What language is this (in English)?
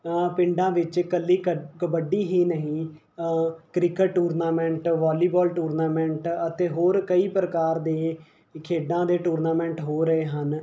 Punjabi